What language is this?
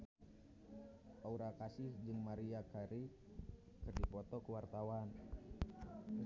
Sundanese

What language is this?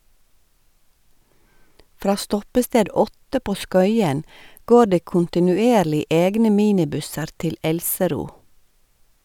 Norwegian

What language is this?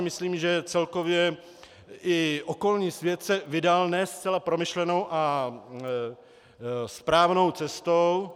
Czech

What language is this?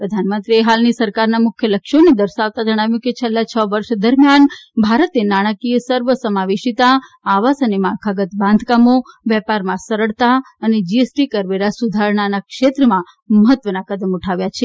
Gujarati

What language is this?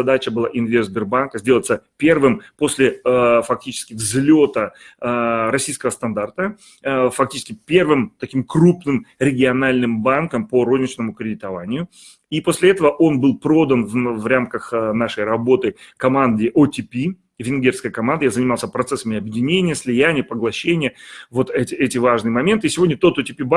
Russian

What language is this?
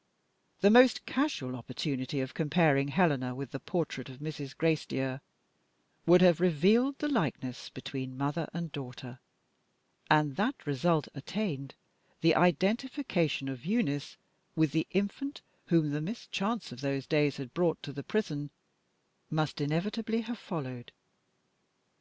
English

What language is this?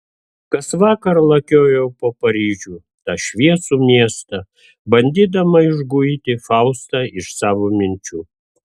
Lithuanian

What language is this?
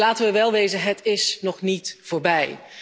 Dutch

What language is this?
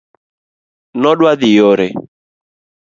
Luo (Kenya and Tanzania)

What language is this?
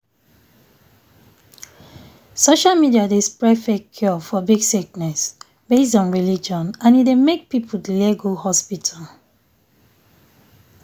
Nigerian Pidgin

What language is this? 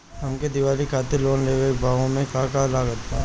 Bhojpuri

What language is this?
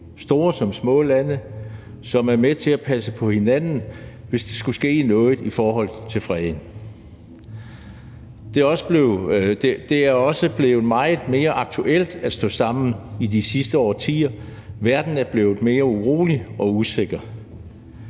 Danish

